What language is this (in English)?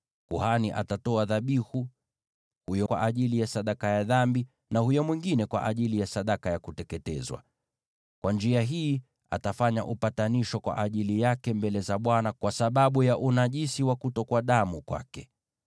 Swahili